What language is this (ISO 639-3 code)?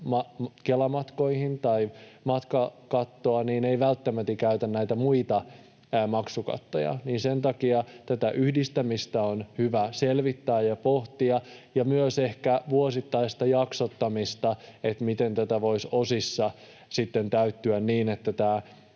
fin